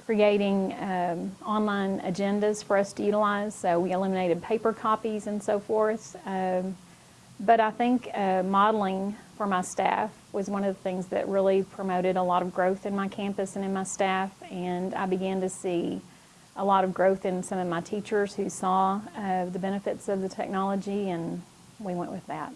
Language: English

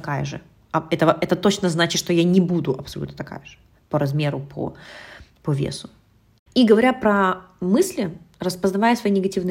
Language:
Russian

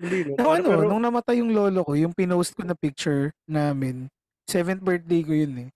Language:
Filipino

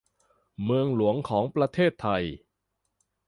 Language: Thai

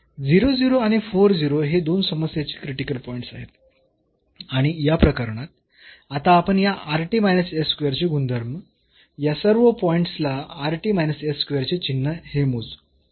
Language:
Marathi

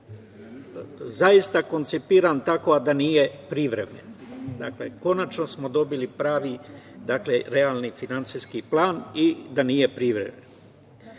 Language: Serbian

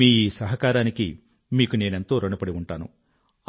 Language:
Telugu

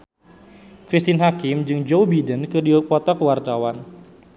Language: Sundanese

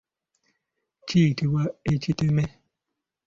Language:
Ganda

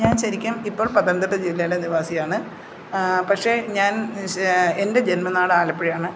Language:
Malayalam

